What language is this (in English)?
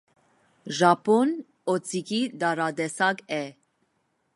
Armenian